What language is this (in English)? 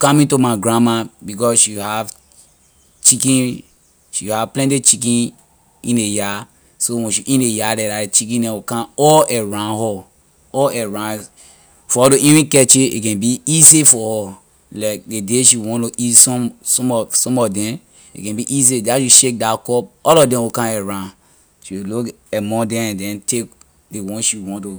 Liberian English